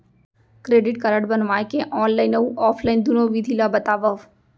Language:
Chhattisgarhi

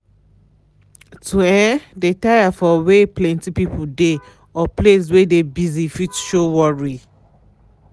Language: Nigerian Pidgin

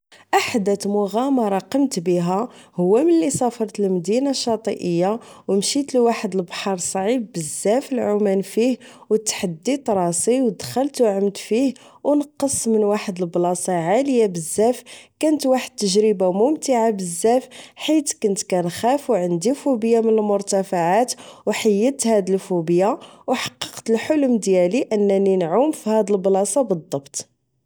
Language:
Moroccan Arabic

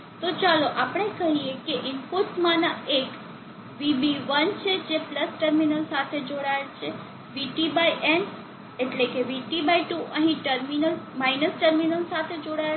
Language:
Gujarati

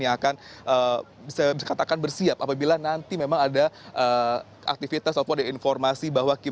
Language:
Indonesian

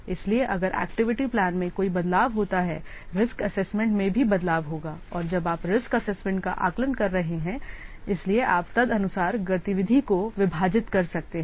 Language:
Hindi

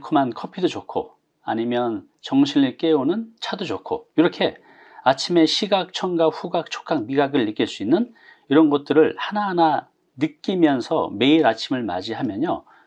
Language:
Korean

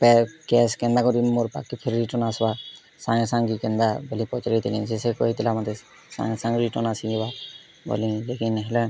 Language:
Odia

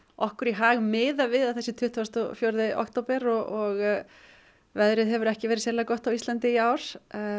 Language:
Icelandic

